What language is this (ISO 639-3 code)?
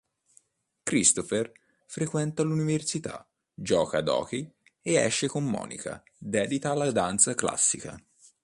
ita